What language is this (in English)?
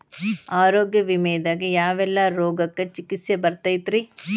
Kannada